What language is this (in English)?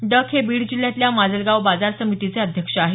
Marathi